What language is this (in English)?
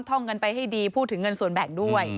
Thai